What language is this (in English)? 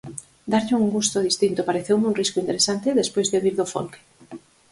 Galician